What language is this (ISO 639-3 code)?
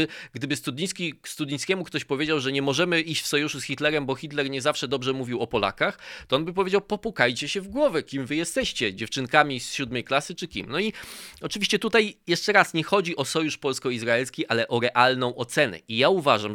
pol